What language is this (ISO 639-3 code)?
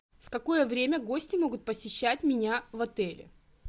rus